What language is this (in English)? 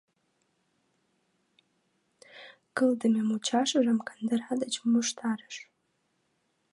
Mari